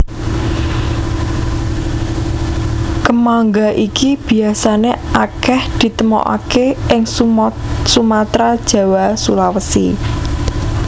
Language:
Javanese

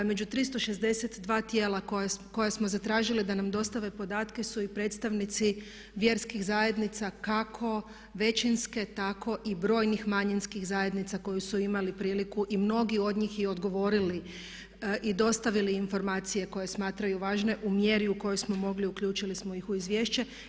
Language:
Croatian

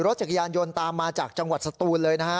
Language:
Thai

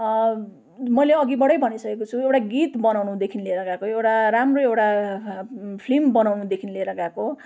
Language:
Nepali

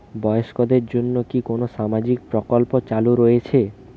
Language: Bangla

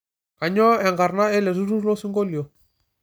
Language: Masai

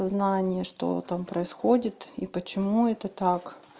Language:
Russian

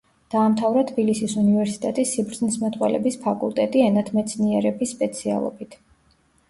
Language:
Georgian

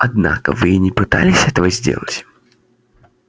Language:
Russian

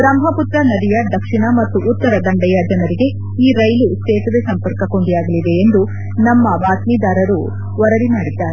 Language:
Kannada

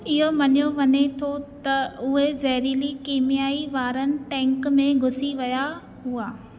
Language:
Sindhi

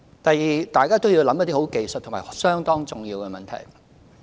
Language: Cantonese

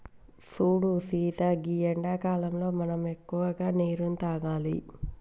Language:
Telugu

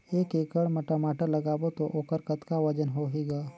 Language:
Chhattisgarhi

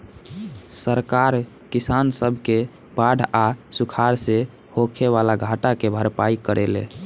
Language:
Bhojpuri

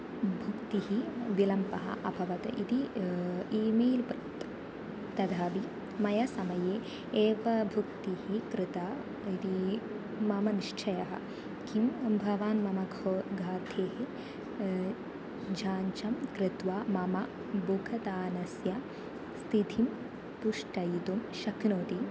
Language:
Sanskrit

